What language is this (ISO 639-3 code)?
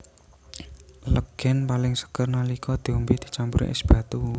jav